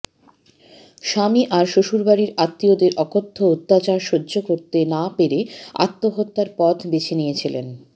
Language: Bangla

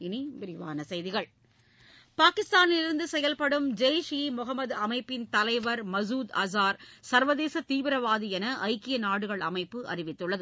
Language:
Tamil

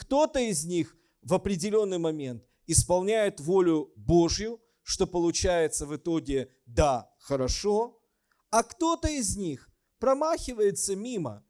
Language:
Russian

